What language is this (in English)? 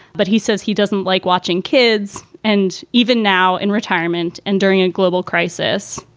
English